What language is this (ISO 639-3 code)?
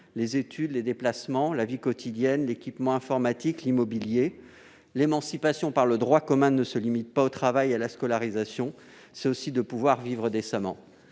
fra